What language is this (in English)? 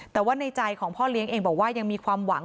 Thai